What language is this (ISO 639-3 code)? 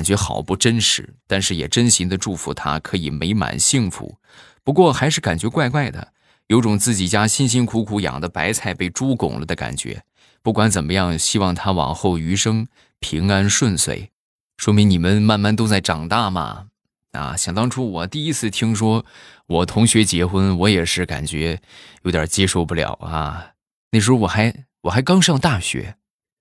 zho